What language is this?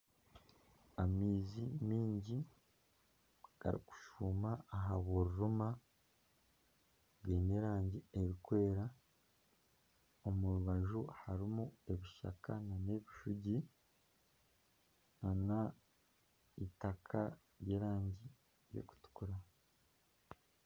Nyankole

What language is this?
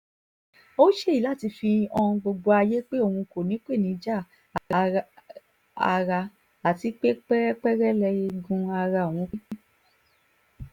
Yoruba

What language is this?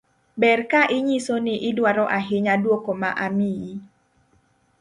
Luo (Kenya and Tanzania)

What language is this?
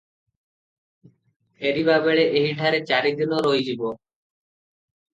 Odia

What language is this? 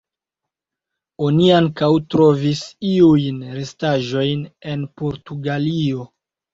Esperanto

